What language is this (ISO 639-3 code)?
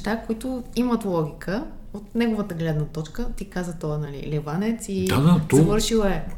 bul